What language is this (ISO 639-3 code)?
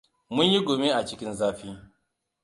hau